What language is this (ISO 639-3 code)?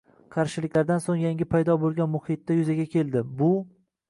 uzb